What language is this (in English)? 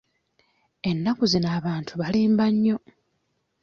Ganda